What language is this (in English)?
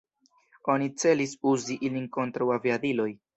Esperanto